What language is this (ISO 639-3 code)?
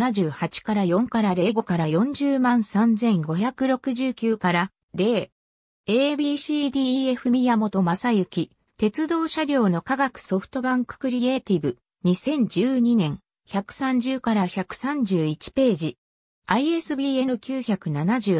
jpn